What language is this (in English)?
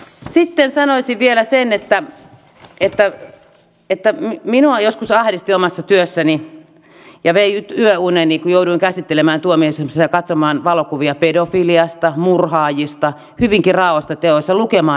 Finnish